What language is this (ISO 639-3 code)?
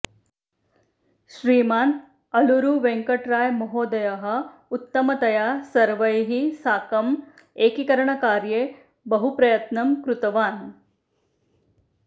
san